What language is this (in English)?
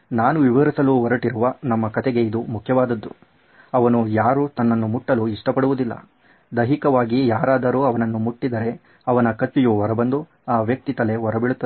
Kannada